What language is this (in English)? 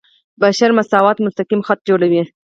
Pashto